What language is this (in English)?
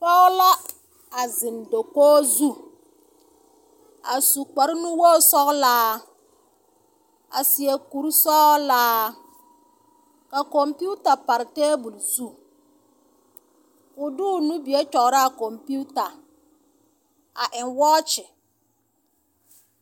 Southern Dagaare